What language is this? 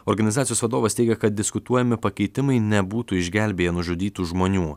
Lithuanian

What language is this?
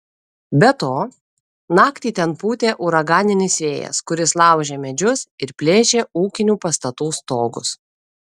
Lithuanian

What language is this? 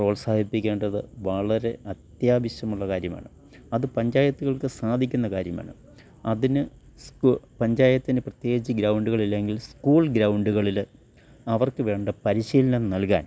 Malayalam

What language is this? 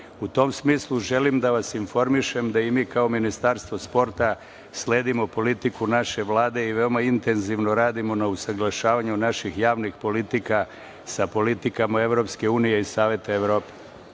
Serbian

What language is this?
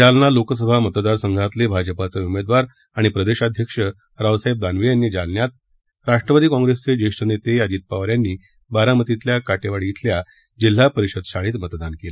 Marathi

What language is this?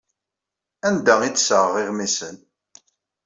Kabyle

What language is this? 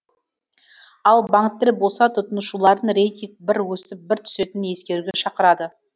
Kazakh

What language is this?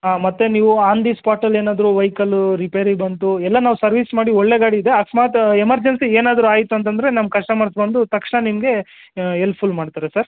Kannada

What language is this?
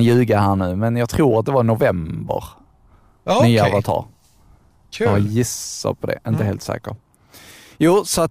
Swedish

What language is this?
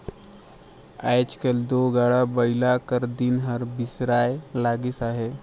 Chhattisgarhi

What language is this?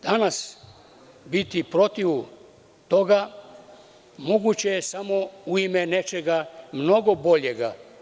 Serbian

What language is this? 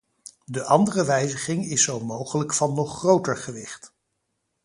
Dutch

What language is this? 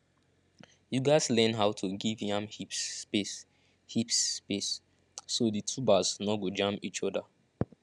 Nigerian Pidgin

